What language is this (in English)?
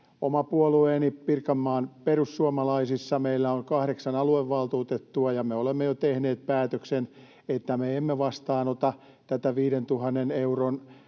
Finnish